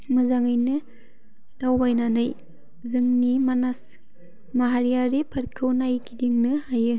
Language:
Bodo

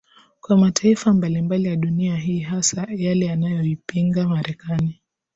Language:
Swahili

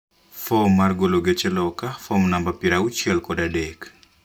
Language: Luo (Kenya and Tanzania)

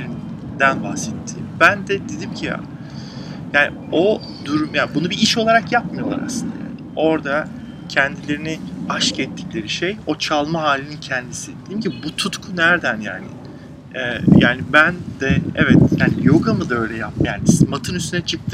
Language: Turkish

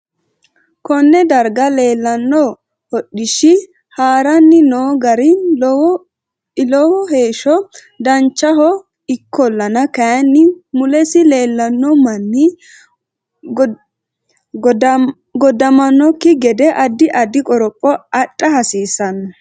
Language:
Sidamo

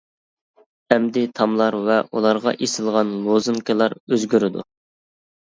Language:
Uyghur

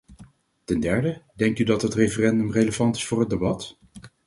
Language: Dutch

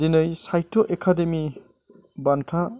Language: Bodo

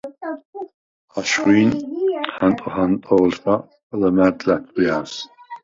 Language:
Svan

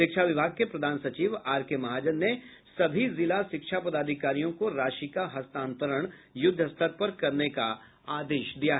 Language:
Hindi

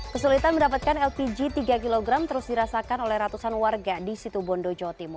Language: Indonesian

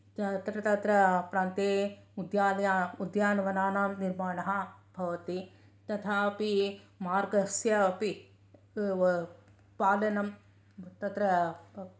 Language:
Sanskrit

